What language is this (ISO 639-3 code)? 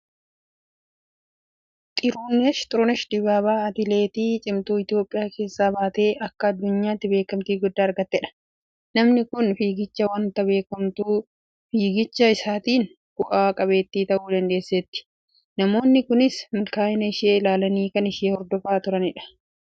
orm